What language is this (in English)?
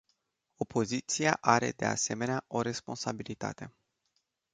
Romanian